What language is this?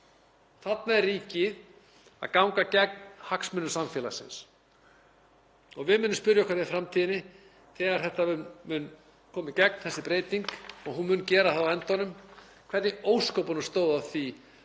Icelandic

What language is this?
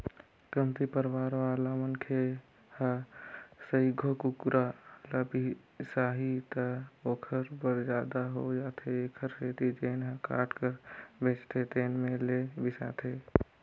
Chhattisgarhi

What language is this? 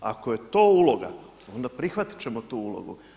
Croatian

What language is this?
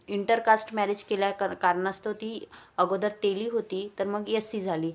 Marathi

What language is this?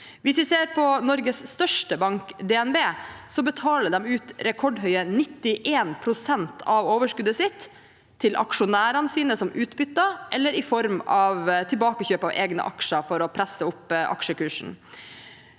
Norwegian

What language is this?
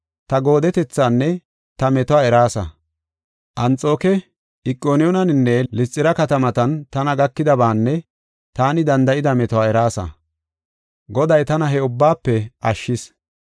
Gofa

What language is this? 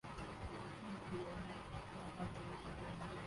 Urdu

